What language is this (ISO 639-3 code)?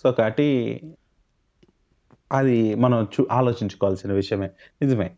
tel